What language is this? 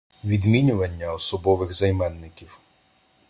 Ukrainian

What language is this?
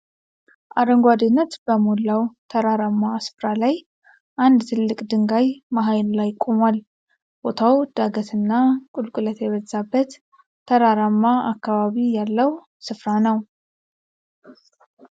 Amharic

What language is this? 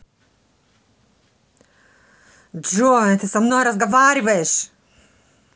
Russian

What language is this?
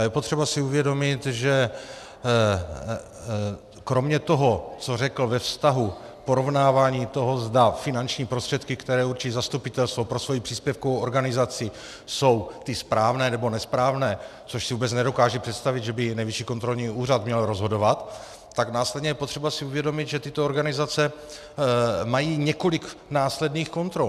Czech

